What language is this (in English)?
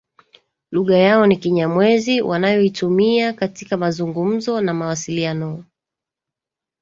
Swahili